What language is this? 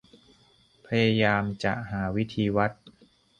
Thai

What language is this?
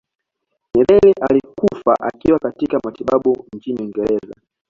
Swahili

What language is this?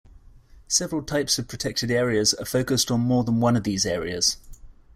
English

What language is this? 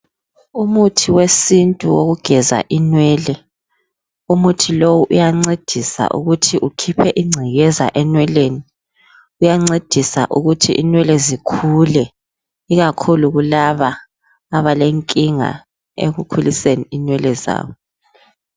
North Ndebele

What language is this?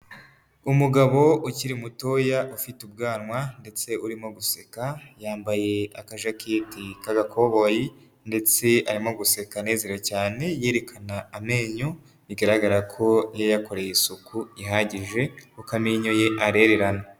Kinyarwanda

